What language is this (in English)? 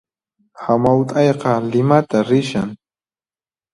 Puno Quechua